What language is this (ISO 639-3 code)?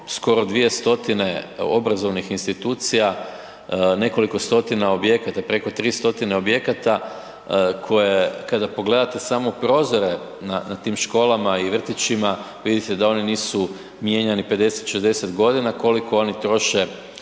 hrv